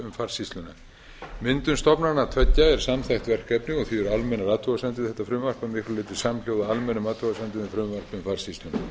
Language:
Icelandic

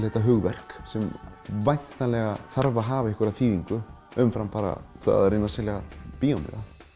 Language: Icelandic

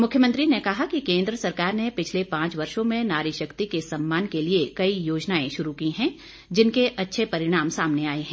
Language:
Hindi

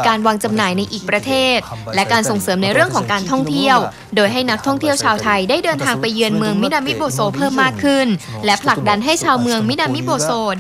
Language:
Thai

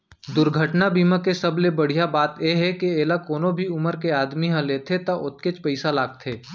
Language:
Chhattisgarhi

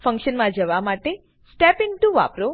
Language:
Gujarati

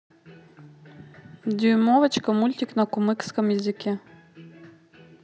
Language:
Russian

